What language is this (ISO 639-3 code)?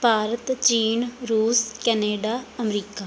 pan